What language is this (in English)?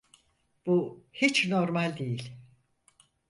Turkish